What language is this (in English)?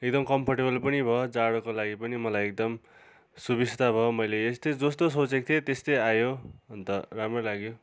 Nepali